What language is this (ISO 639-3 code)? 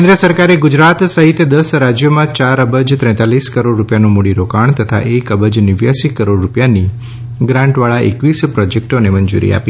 guj